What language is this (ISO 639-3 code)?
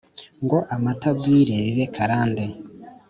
kin